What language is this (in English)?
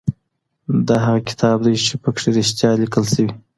Pashto